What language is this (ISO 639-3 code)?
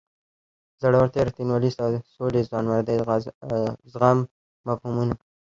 pus